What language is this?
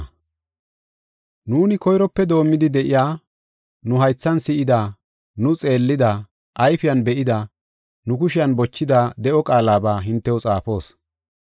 Gofa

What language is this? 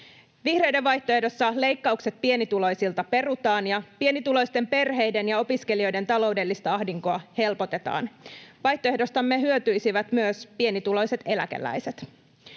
Finnish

